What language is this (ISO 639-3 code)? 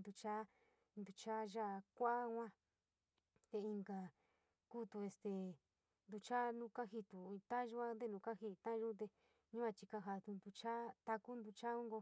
mig